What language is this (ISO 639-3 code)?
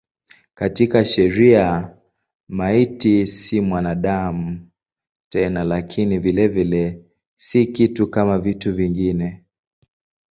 swa